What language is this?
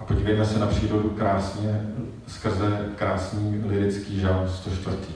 Czech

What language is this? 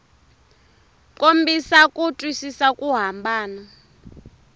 Tsonga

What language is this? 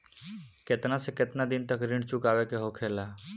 Bhojpuri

